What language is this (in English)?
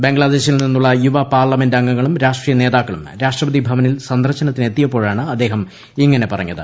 Malayalam